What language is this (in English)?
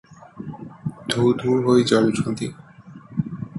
Odia